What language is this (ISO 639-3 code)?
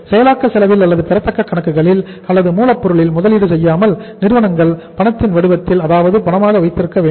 tam